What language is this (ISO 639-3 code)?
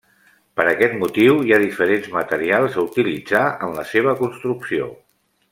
cat